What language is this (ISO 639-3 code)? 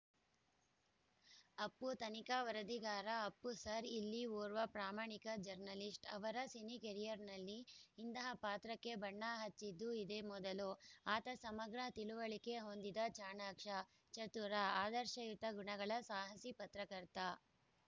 kan